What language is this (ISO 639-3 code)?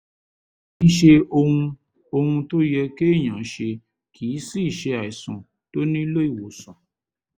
yor